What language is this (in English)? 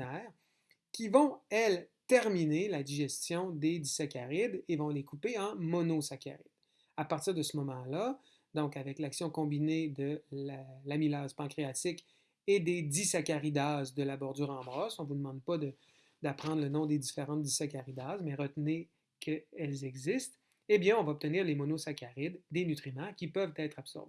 French